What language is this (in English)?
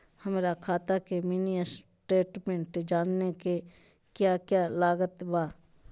Magahi